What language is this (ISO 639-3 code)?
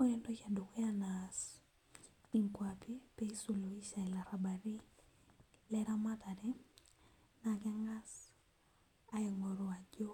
mas